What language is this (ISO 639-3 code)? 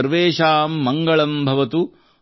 kan